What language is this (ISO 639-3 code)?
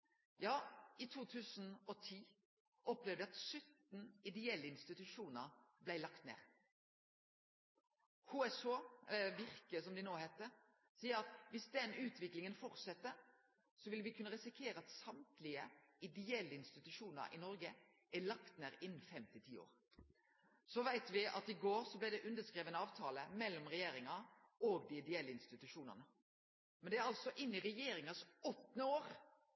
nno